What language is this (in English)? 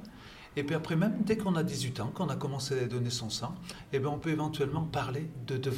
French